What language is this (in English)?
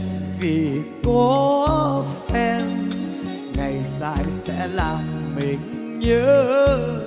Vietnamese